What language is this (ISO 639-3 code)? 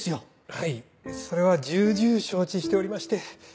jpn